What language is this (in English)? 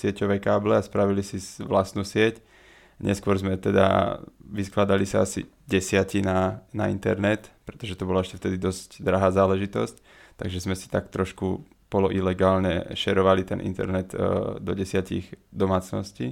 Slovak